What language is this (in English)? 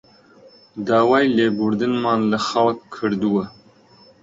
Central Kurdish